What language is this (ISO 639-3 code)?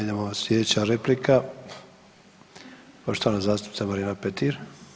hrv